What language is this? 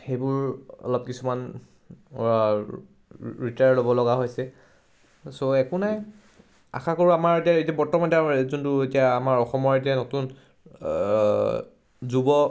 Assamese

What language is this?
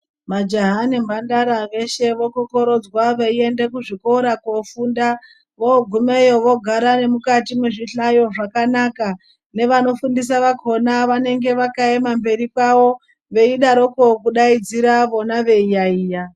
Ndau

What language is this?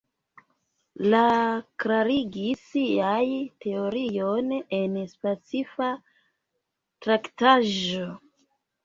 Esperanto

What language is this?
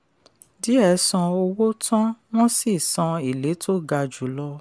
Yoruba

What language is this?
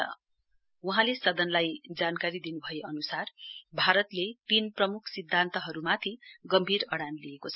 Nepali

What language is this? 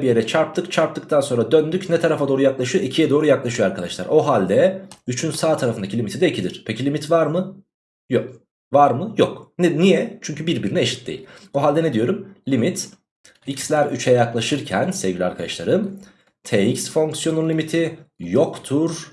Turkish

